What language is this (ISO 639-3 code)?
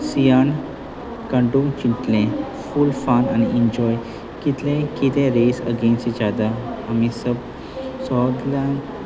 kok